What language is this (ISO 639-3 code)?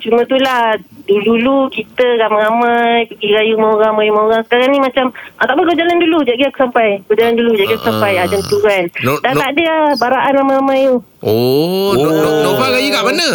msa